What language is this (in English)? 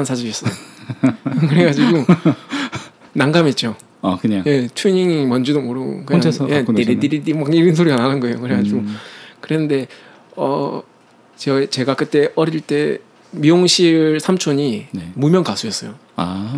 Korean